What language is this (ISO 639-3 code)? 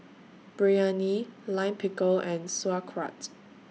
eng